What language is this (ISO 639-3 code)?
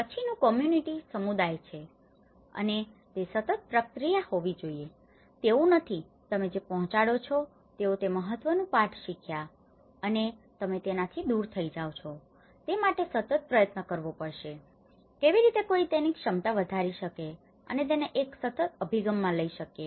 guj